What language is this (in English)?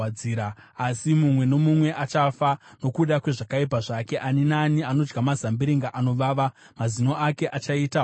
Shona